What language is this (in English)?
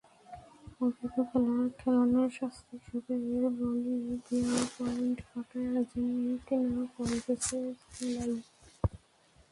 Bangla